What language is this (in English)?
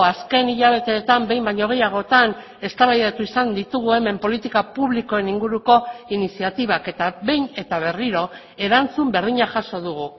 Basque